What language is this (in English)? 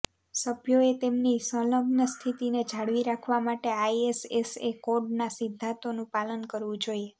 Gujarati